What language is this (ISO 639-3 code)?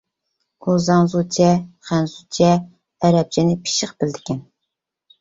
uig